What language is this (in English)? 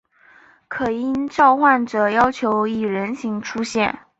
Chinese